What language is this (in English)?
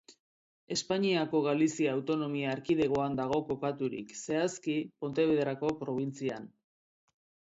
Basque